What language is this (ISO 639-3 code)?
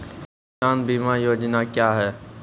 mai